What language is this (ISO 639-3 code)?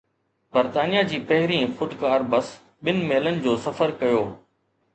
snd